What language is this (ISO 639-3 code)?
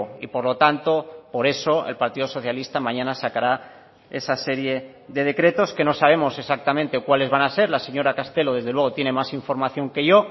spa